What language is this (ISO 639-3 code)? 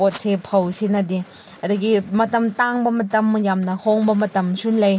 mni